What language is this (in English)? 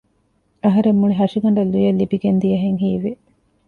Divehi